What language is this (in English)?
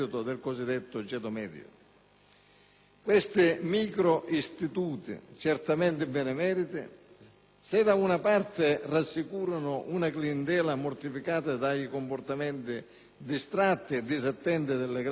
Italian